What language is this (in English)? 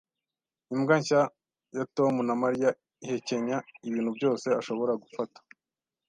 Kinyarwanda